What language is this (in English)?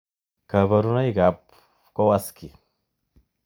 Kalenjin